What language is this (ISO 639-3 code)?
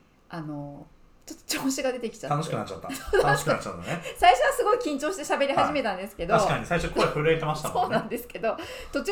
jpn